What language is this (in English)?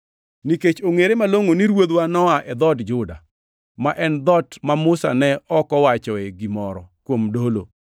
Luo (Kenya and Tanzania)